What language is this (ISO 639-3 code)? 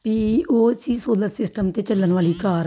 pan